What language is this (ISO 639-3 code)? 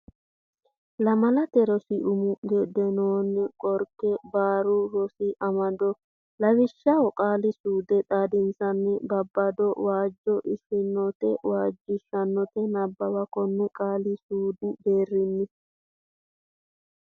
sid